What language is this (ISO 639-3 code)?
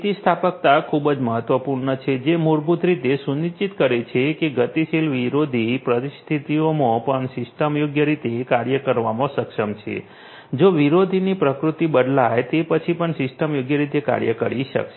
guj